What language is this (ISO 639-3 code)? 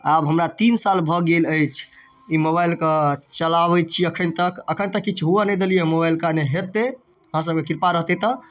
mai